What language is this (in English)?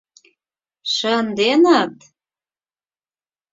Mari